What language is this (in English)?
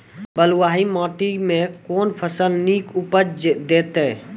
Maithili